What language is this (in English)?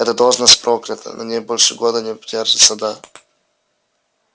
Russian